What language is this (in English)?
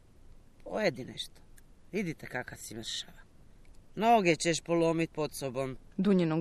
Croatian